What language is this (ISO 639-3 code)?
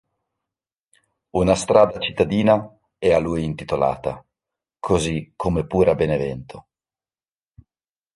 ita